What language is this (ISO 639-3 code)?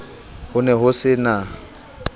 sot